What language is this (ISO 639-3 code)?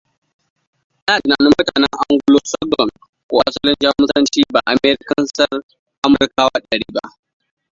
hau